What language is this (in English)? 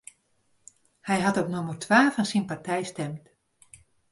Western Frisian